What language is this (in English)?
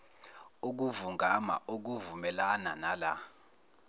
Zulu